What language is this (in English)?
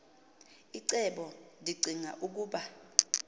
Xhosa